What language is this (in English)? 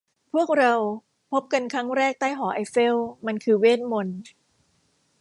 Thai